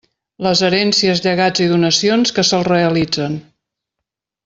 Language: Catalan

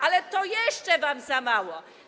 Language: Polish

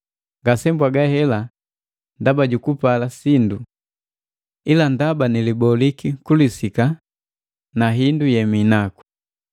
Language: Matengo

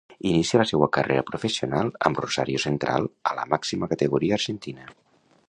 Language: Catalan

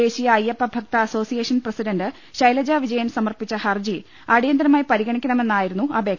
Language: Malayalam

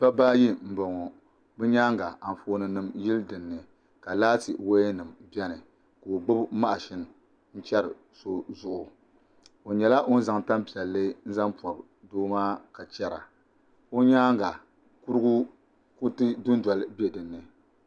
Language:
Dagbani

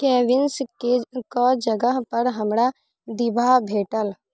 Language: Maithili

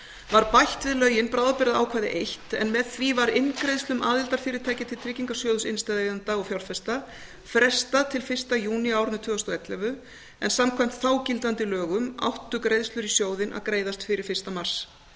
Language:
Icelandic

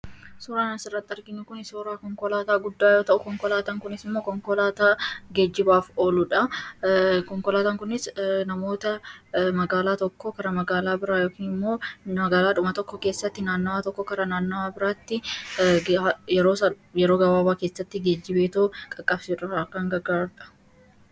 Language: Oromo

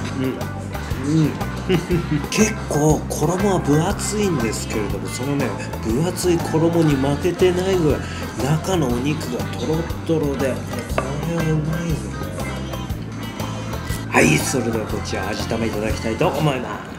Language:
Japanese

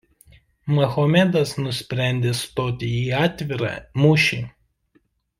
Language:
Lithuanian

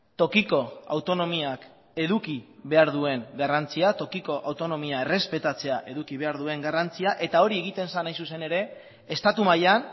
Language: Basque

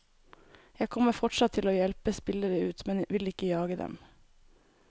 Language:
Norwegian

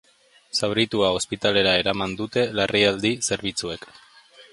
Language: Basque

